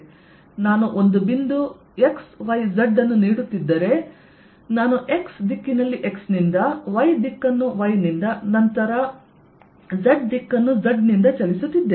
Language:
Kannada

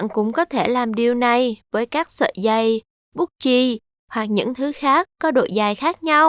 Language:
Vietnamese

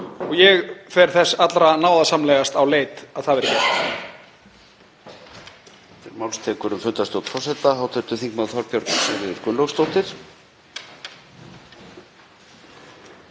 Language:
Icelandic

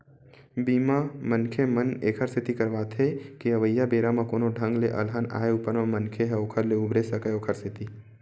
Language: Chhattisgarhi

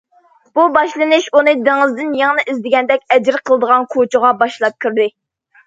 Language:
Uyghur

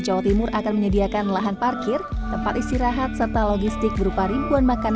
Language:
Indonesian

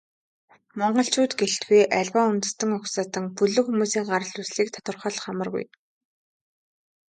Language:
Mongolian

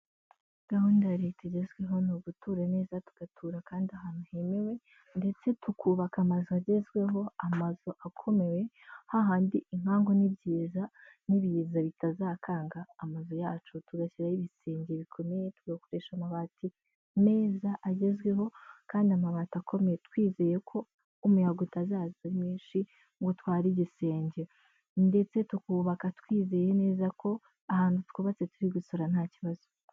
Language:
Kinyarwanda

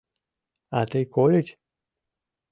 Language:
Mari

